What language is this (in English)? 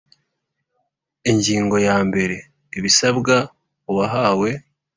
Kinyarwanda